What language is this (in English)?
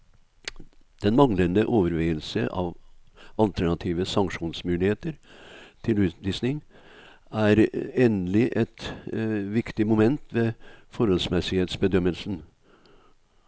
Norwegian